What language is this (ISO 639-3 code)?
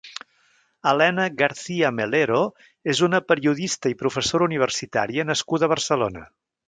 cat